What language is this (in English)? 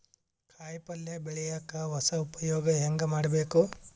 Kannada